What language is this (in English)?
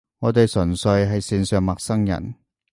Cantonese